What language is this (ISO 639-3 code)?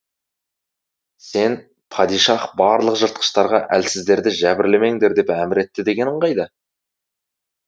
kaz